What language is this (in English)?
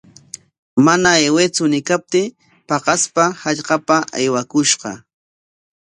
Corongo Ancash Quechua